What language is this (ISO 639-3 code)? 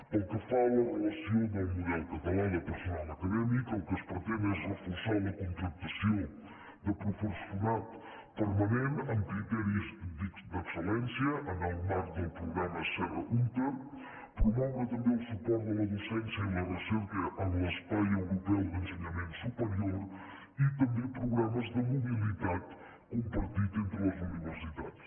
cat